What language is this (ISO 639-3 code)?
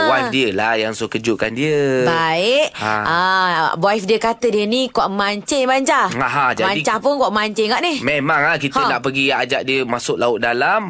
msa